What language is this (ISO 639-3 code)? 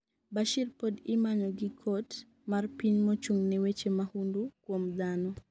luo